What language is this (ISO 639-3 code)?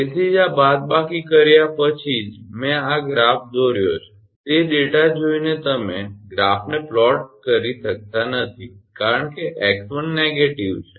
guj